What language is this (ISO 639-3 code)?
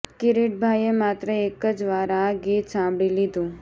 guj